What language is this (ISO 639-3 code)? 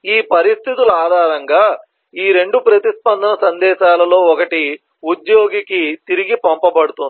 tel